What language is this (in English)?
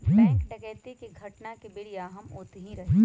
Magahi